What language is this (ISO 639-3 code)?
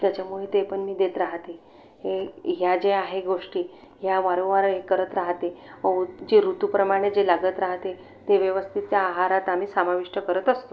mar